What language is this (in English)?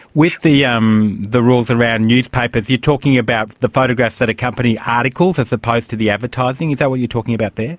English